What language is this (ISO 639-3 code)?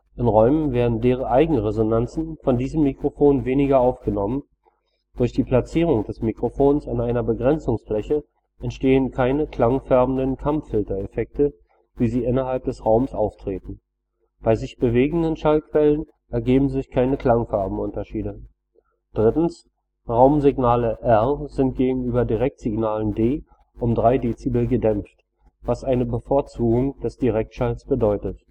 deu